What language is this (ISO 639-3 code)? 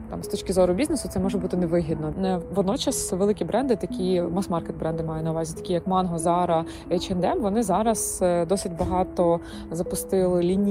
ukr